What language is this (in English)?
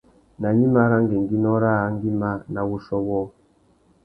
Tuki